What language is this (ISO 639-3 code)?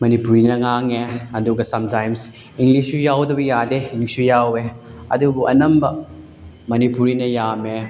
mni